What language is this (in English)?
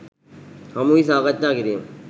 Sinhala